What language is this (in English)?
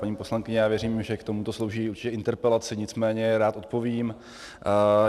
Czech